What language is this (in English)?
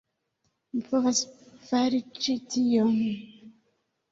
Esperanto